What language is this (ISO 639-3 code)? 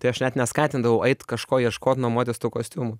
lit